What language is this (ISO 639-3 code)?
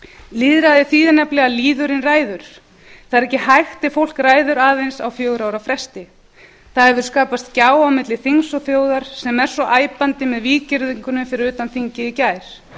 isl